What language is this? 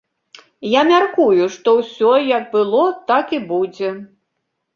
Belarusian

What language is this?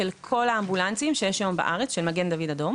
Hebrew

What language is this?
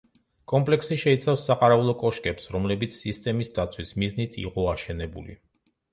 Georgian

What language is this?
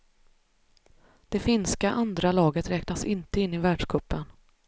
Swedish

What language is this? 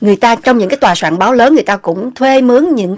Vietnamese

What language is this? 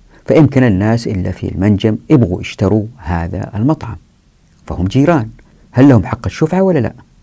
Arabic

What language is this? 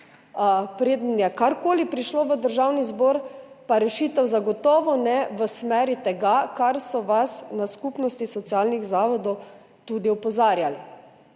Slovenian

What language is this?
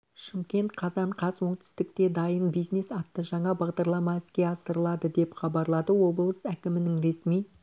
Kazakh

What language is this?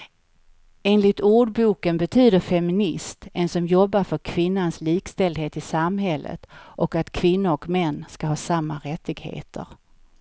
Swedish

